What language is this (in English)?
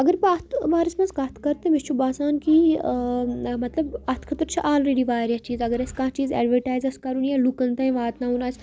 Kashmiri